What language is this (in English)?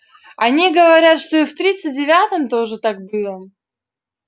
Russian